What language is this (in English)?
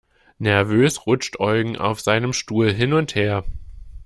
German